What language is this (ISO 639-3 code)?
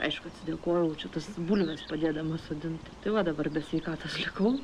lit